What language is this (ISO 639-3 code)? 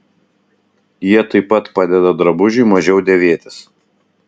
lit